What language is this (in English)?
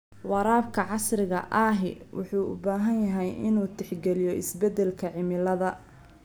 Somali